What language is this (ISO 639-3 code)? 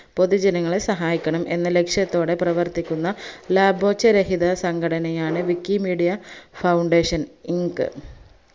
mal